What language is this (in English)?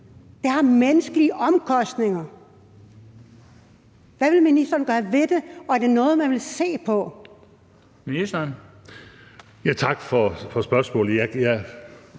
Danish